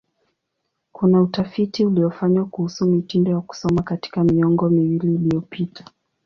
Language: Swahili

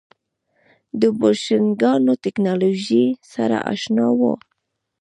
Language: Pashto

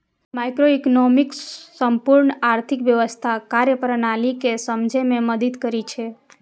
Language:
Maithili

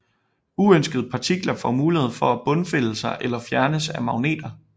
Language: Danish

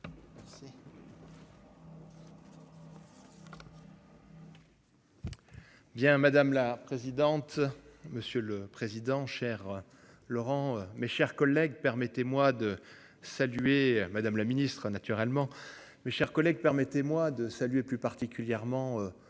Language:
French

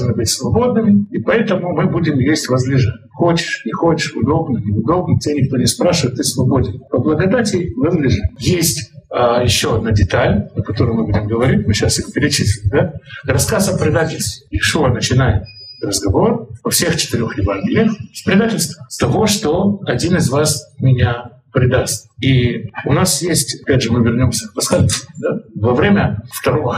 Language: Russian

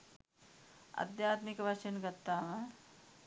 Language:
Sinhala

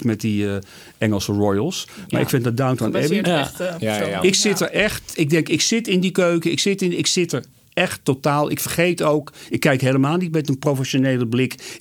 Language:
Dutch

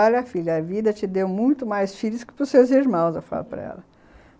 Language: Portuguese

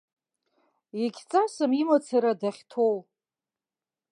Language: Abkhazian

